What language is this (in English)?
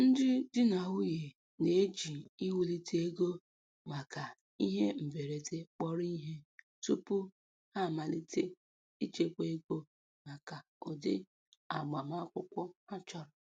Igbo